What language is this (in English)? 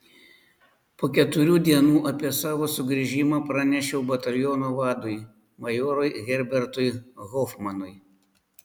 Lithuanian